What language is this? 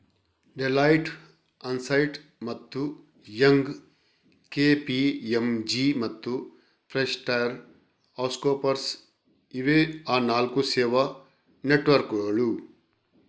Kannada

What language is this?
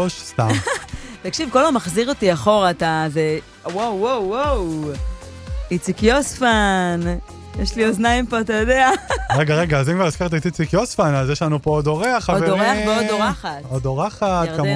Hebrew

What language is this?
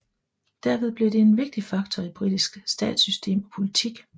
Danish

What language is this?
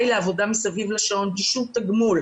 Hebrew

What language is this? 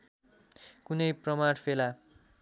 Nepali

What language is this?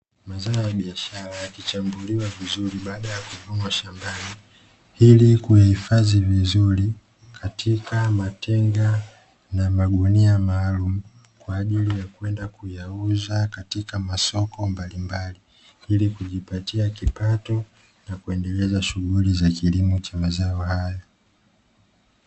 Swahili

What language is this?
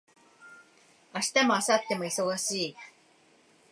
Japanese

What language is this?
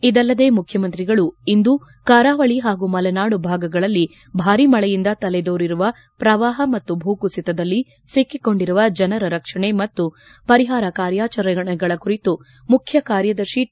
Kannada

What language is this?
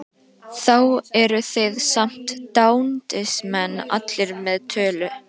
Icelandic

